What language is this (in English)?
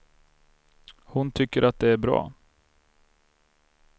Swedish